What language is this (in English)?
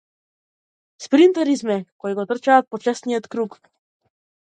Macedonian